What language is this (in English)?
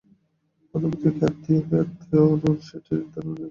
Bangla